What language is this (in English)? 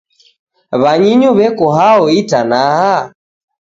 Taita